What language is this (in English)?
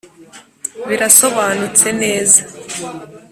Kinyarwanda